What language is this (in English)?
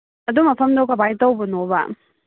Manipuri